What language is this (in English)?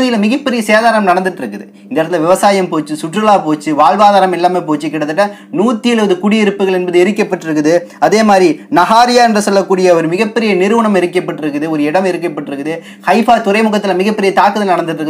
Korean